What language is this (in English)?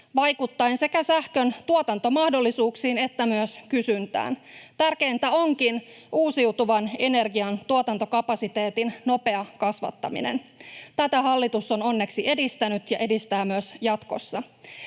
Finnish